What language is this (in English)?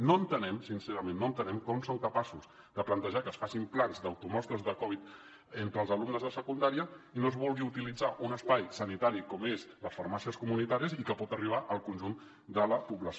Catalan